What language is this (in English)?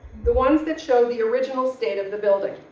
English